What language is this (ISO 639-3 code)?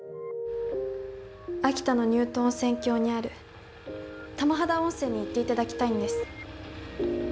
jpn